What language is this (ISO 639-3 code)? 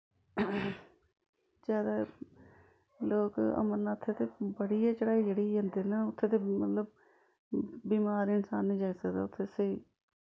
doi